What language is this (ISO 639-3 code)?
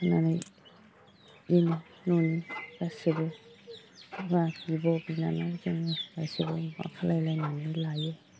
brx